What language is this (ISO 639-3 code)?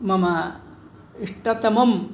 san